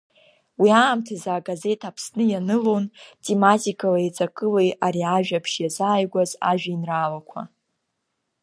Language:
Abkhazian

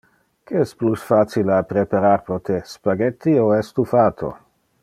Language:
Interlingua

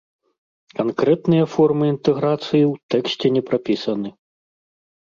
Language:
Belarusian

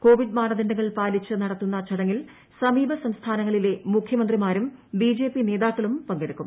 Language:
Malayalam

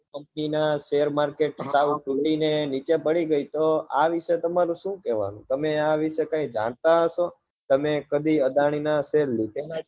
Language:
Gujarati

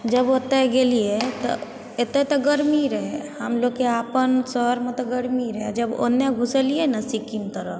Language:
Maithili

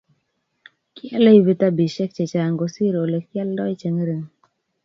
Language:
Kalenjin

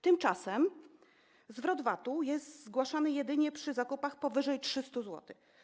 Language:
Polish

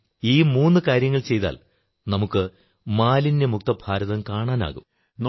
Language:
Malayalam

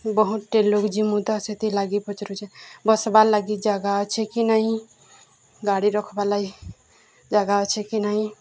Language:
Odia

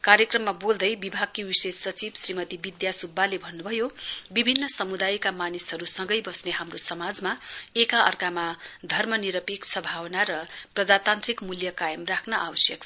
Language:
Nepali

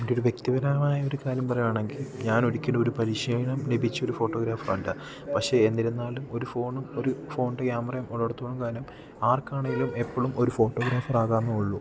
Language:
Malayalam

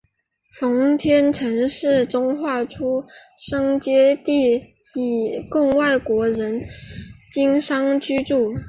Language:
Chinese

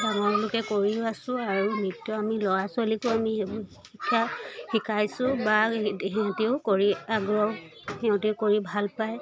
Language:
Assamese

